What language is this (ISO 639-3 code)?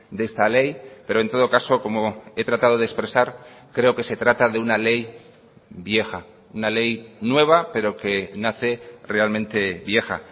spa